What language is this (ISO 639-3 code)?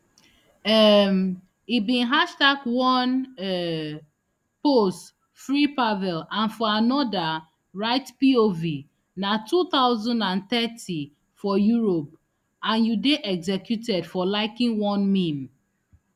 pcm